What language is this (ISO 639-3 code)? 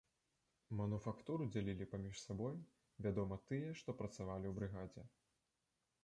bel